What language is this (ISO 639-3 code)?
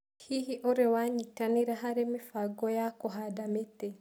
kik